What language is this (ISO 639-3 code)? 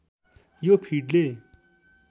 nep